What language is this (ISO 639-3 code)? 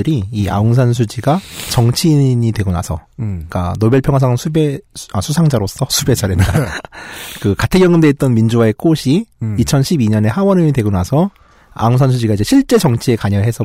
kor